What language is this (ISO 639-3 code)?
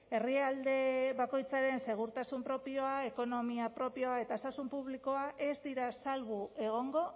eus